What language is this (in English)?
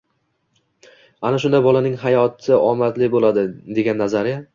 Uzbek